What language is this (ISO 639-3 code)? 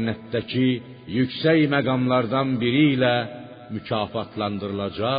fas